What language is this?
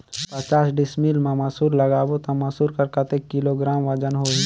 Chhattisgarhi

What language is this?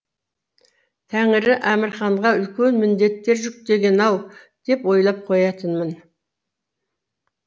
Kazakh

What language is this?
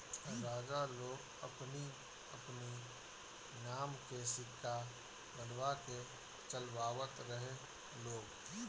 Bhojpuri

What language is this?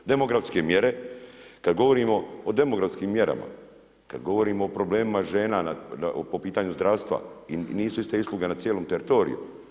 Croatian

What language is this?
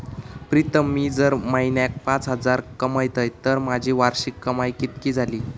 Marathi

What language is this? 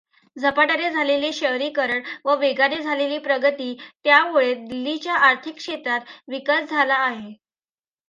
Marathi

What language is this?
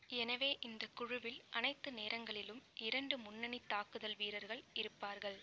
Tamil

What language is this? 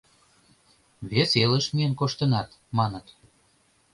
Mari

